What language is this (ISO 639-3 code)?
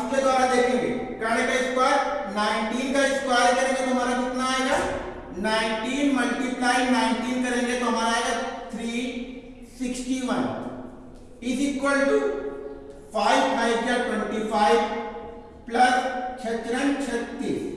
hin